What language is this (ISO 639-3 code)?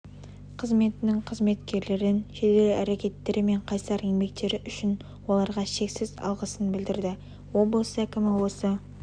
kaz